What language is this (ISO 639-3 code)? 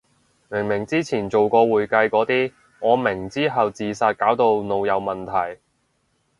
yue